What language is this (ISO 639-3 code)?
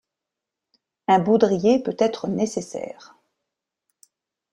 fra